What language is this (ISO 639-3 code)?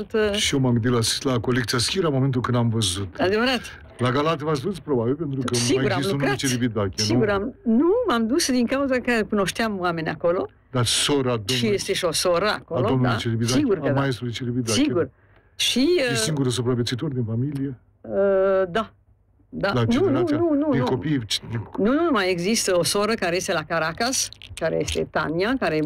ron